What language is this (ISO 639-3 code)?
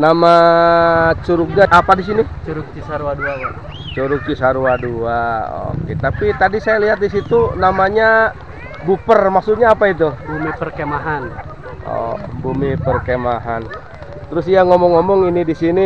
ind